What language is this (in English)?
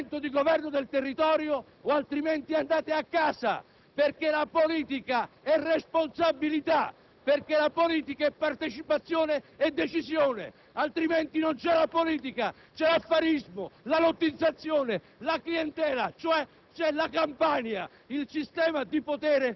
Italian